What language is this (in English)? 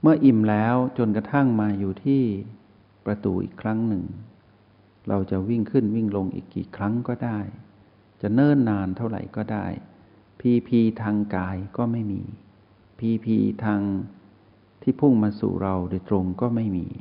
Thai